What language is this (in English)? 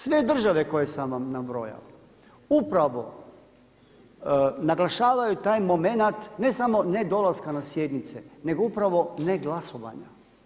Croatian